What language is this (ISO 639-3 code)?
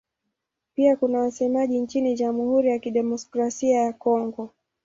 swa